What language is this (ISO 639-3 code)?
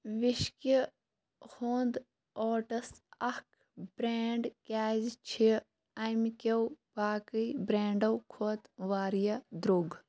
kas